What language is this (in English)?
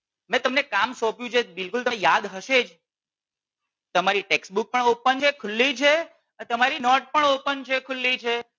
Gujarati